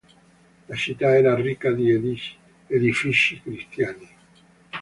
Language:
Italian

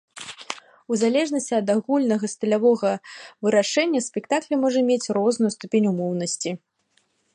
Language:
Belarusian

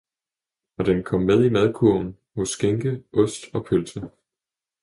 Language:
Danish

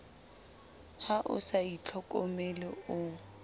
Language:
Southern Sotho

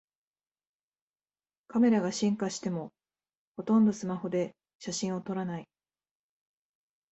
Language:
Japanese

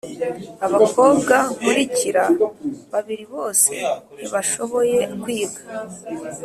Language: Kinyarwanda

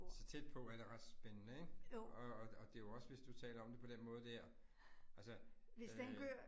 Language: Danish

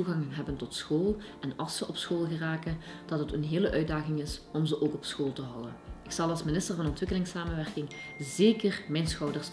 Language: Dutch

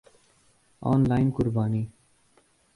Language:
Urdu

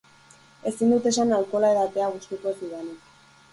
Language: Basque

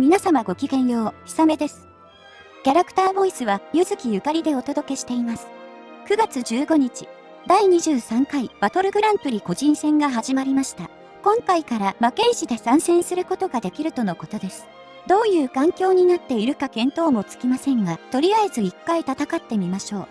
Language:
Japanese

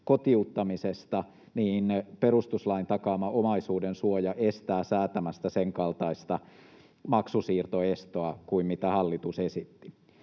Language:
Finnish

